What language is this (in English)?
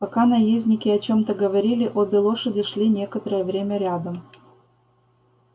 Russian